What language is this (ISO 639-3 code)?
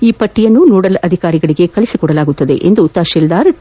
kan